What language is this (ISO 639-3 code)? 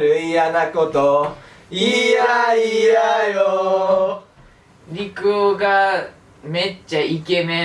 jpn